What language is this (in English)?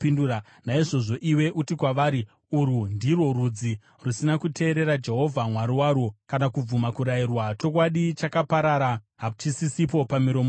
Shona